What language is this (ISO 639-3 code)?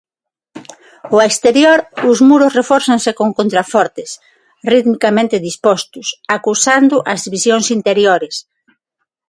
glg